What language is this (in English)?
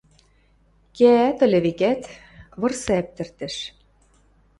Western Mari